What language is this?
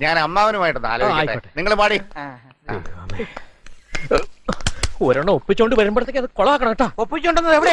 Malayalam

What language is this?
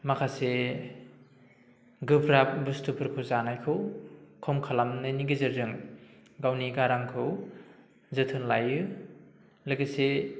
Bodo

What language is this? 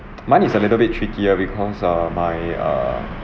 English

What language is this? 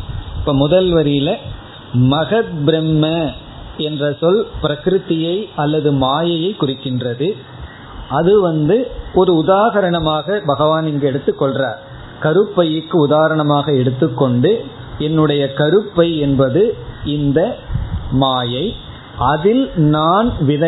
Tamil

